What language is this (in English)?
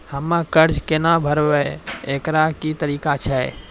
Maithili